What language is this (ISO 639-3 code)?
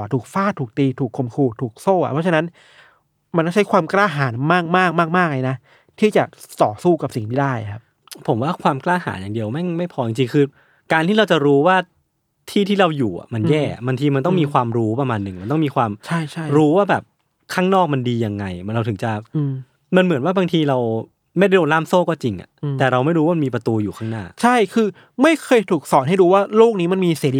tha